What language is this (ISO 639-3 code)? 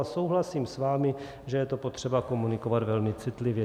ces